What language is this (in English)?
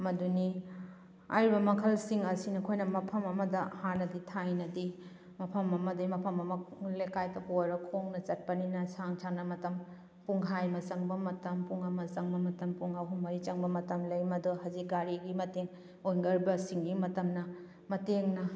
Manipuri